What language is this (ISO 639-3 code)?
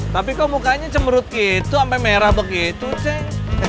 ind